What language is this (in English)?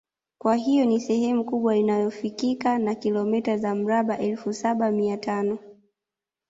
Swahili